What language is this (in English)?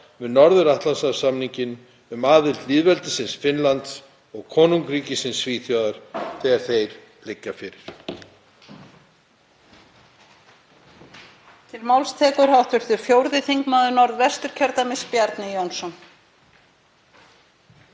Icelandic